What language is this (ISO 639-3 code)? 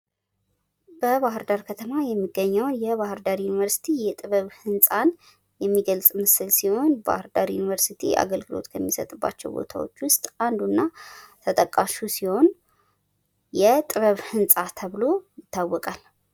amh